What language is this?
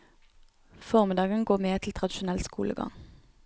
Norwegian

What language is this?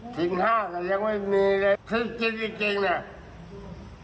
Thai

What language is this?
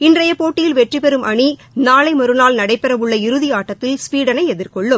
Tamil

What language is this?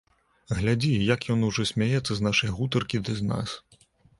Belarusian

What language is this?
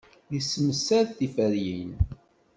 Kabyle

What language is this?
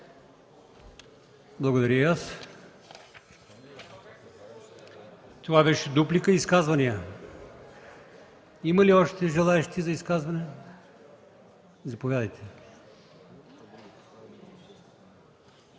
Bulgarian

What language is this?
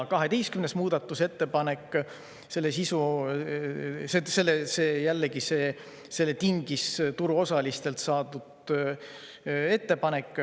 Estonian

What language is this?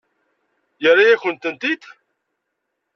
Kabyle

